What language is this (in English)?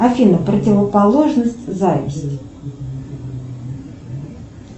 Russian